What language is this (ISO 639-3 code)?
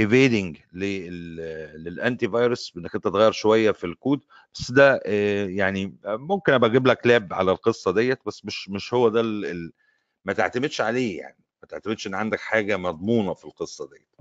ara